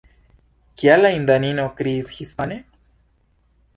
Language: Esperanto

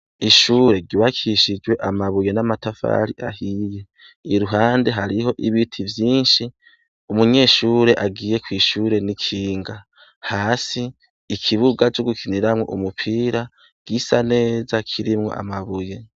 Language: Rundi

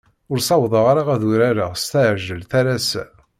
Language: Kabyle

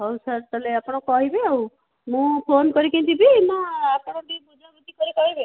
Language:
Odia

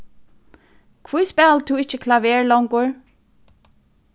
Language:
Faroese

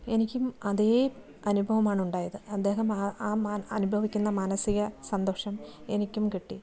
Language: Malayalam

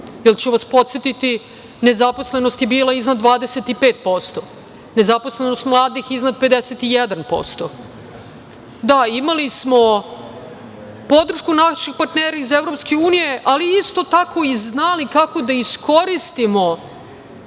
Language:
Serbian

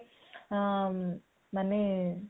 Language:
Odia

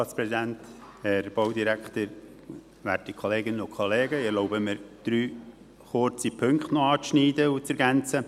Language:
Swiss German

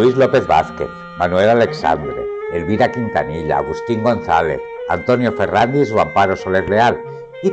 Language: Spanish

